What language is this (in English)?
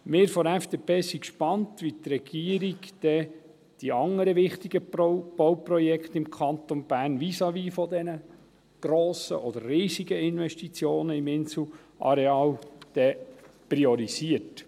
Swiss German